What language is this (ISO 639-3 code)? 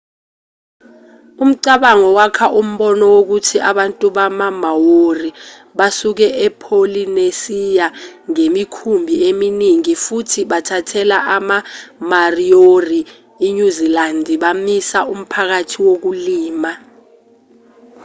zul